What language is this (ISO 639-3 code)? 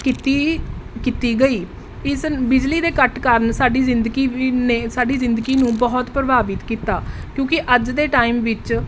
pan